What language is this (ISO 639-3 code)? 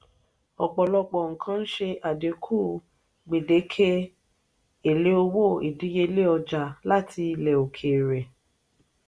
yor